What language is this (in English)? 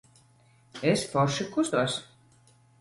Latvian